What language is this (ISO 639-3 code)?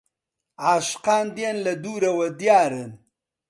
ckb